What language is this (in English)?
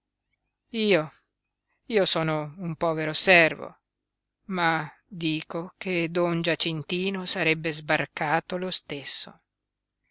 Italian